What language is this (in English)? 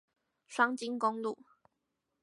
Chinese